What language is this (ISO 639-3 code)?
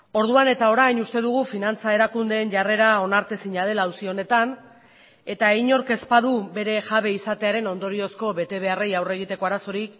eus